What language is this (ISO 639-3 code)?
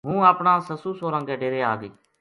gju